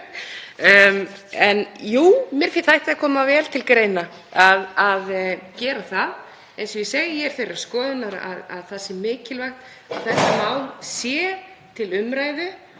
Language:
Icelandic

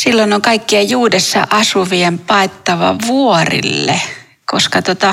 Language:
Finnish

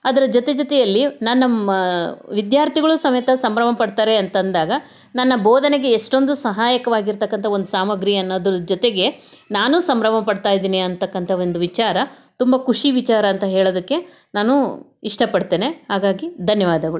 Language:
Kannada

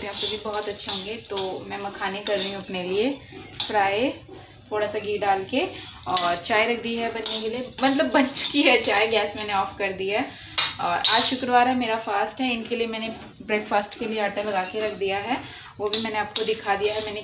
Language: Hindi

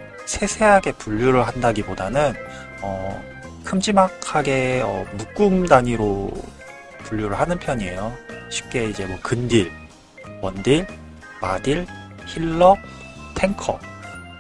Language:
Korean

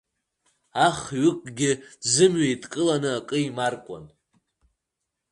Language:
Abkhazian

